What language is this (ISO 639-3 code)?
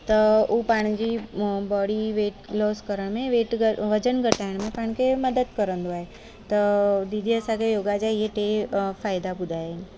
snd